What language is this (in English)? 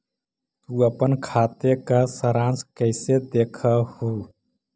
Magahi